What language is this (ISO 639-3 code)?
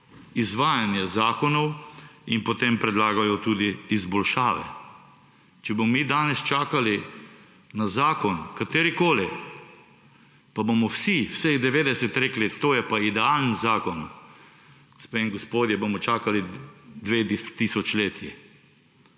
slv